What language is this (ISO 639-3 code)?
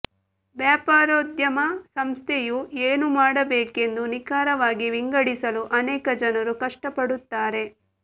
kan